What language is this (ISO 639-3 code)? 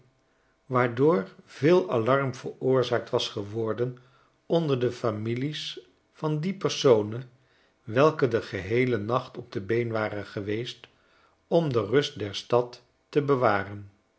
nld